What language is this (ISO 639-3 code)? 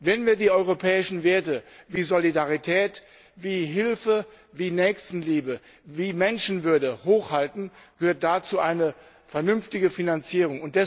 deu